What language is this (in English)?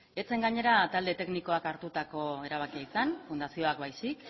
Basque